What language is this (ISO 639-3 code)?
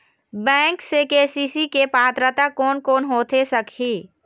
hne